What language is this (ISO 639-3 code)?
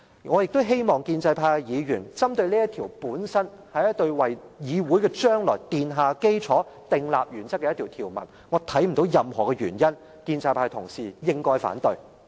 yue